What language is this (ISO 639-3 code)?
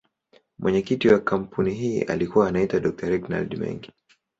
swa